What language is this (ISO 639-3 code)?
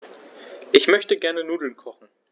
deu